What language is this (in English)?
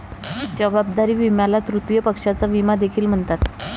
Marathi